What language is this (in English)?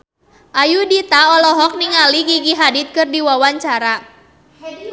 Sundanese